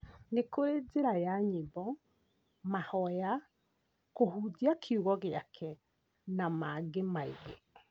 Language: Kikuyu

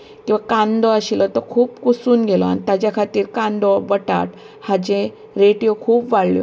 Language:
Konkani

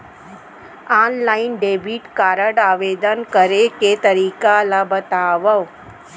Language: Chhattisgarhi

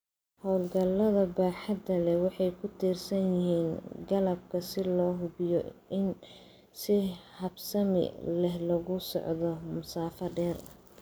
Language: Somali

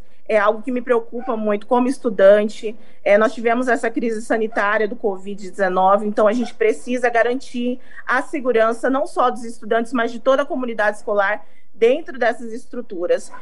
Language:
Portuguese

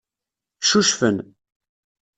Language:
Kabyle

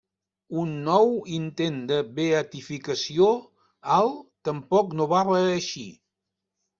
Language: Catalan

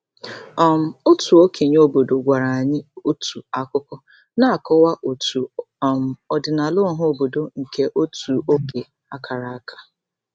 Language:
Igbo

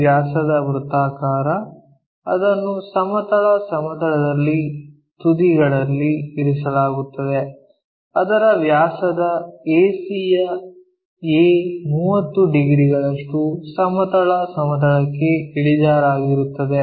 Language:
Kannada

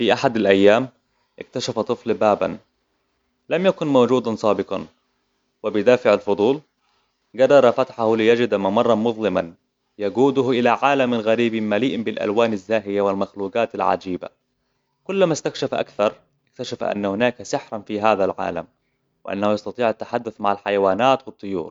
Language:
Hijazi Arabic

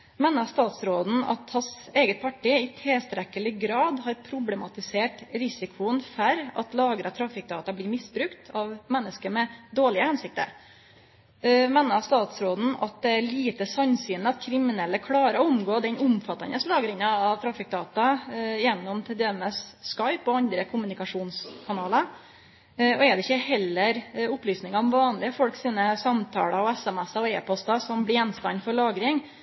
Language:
Norwegian Nynorsk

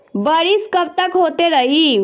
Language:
Bhojpuri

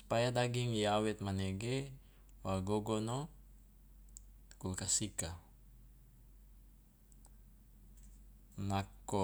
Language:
Loloda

